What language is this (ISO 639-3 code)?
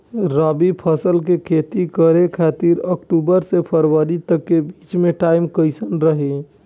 bho